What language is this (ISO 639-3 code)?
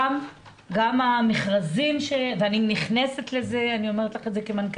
heb